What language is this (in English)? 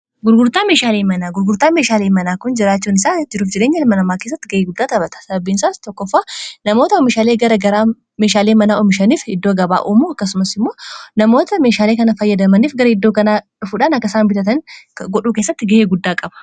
Oromo